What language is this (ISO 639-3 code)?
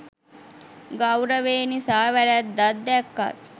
sin